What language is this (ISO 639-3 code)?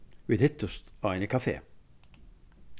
fao